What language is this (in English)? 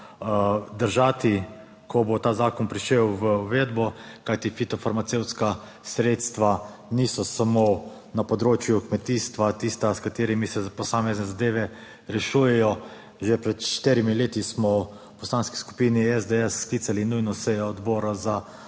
Slovenian